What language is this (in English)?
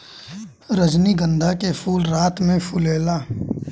Bhojpuri